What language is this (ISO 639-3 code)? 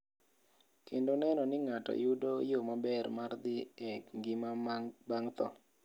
luo